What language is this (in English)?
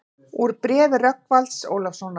Icelandic